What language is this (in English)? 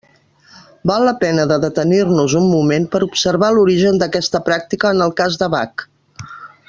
Catalan